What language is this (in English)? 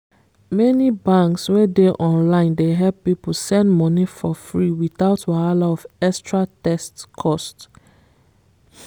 Nigerian Pidgin